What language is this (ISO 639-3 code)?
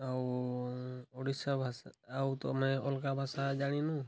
ori